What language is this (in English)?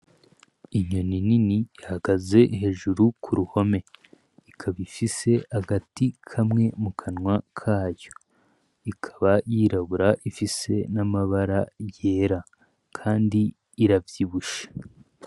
Rundi